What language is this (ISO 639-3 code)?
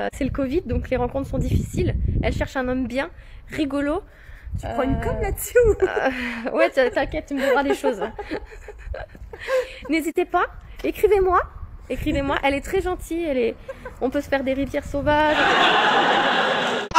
fra